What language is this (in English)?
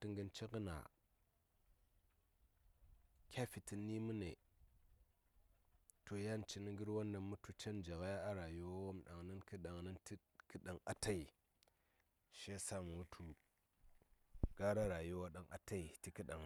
Saya